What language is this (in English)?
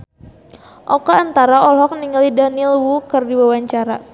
Sundanese